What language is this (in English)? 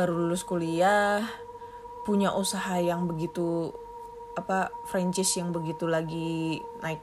Indonesian